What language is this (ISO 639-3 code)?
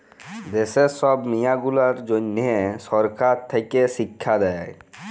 ben